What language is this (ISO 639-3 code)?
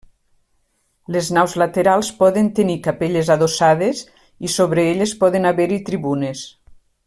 cat